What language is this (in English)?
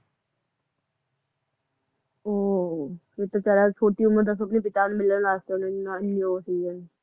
Punjabi